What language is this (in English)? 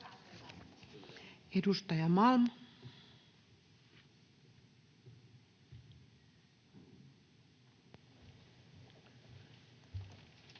Finnish